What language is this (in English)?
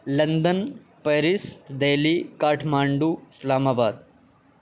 Urdu